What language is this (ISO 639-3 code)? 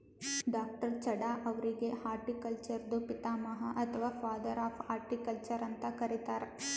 kan